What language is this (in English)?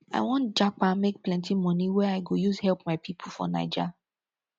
Nigerian Pidgin